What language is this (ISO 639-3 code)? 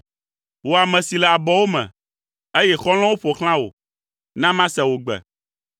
ewe